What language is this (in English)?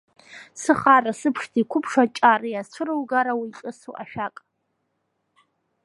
Abkhazian